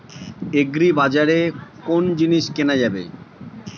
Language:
Bangla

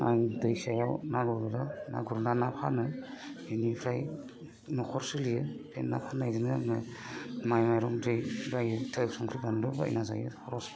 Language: Bodo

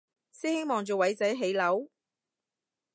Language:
Cantonese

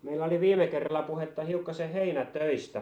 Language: Finnish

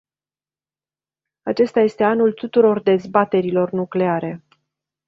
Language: Romanian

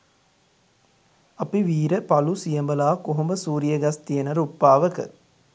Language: Sinhala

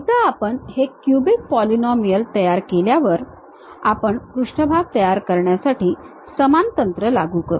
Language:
Marathi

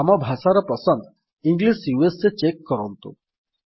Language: Odia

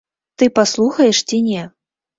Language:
Belarusian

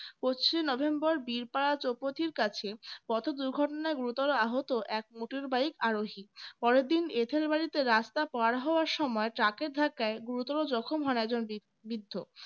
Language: Bangla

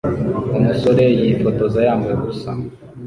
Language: Kinyarwanda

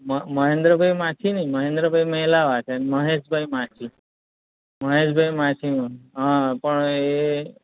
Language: Gujarati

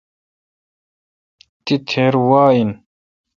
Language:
Kalkoti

